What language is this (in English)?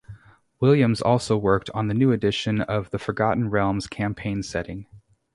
English